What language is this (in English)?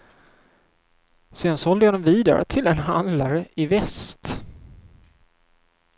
Swedish